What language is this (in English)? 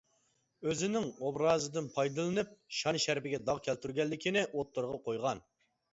Uyghur